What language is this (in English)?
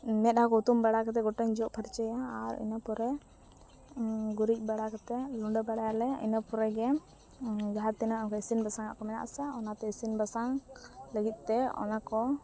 Santali